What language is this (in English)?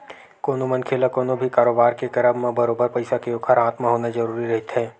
Chhattisgarhi